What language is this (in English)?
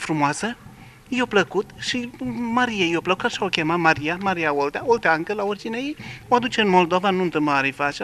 Romanian